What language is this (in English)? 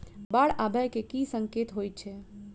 Maithili